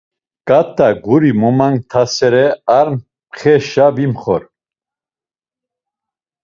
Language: Laz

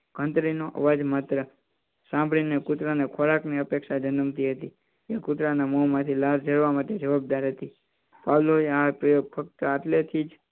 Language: Gujarati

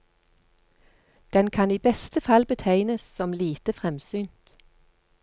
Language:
Norwegian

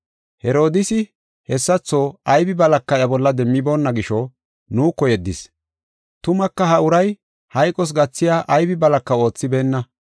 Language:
Gofa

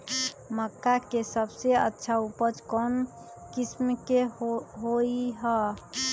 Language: Magahi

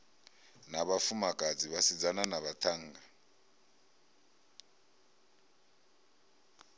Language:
Venda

